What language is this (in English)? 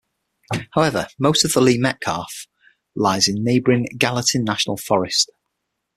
English